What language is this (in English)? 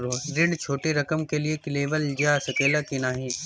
Bhojpuri